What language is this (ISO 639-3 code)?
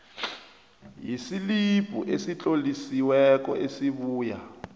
nbl